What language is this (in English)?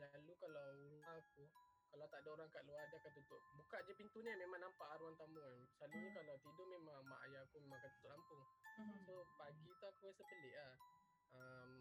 Malay